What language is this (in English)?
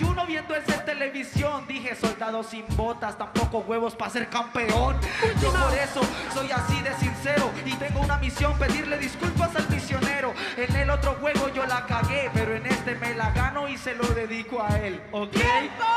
Spanish